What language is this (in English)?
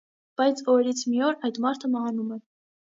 Armenian